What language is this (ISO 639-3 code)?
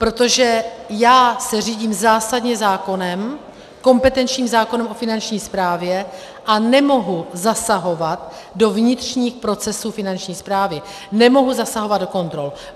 ces